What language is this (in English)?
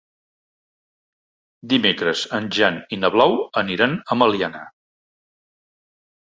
Catalan